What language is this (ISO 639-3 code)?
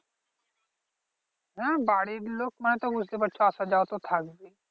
ben